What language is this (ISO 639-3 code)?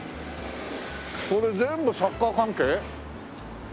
jpn